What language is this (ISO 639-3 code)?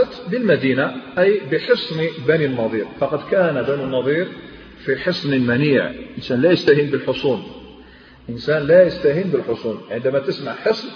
ara